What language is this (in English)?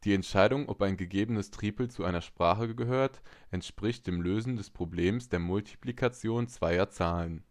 German